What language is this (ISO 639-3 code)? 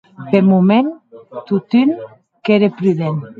oci